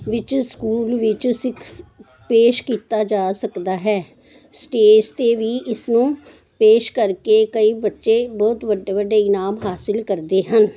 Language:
Punjabi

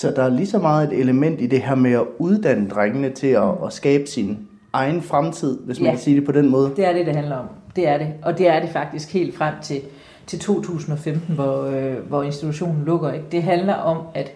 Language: Danish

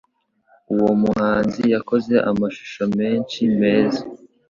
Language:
Kinyarwanda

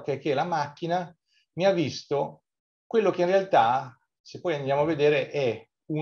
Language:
Italian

